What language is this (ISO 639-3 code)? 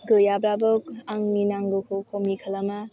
brx